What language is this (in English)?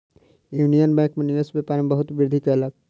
Maithili